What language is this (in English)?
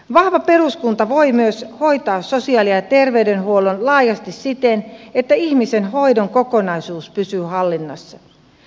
Finnish